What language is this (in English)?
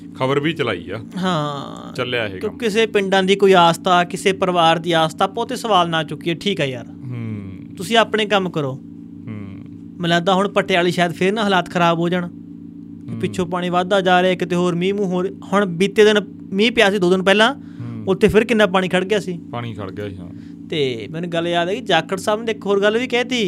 Punjabi